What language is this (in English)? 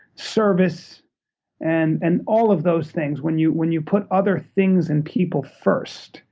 English